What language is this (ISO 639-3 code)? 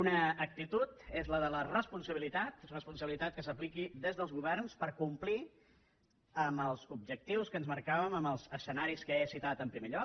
cat